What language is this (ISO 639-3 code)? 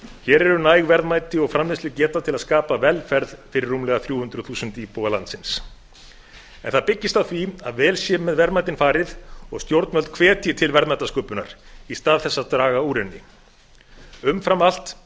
isl